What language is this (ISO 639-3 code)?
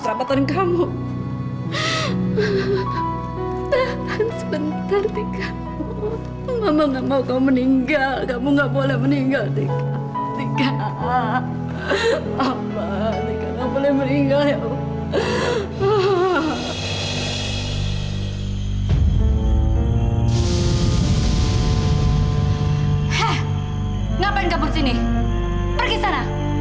ind